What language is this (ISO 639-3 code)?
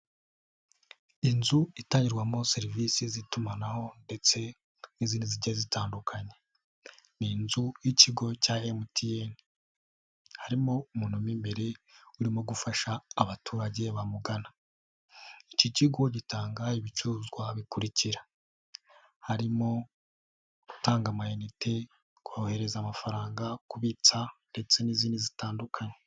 kin